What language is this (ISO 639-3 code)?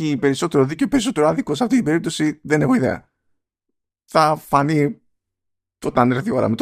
ell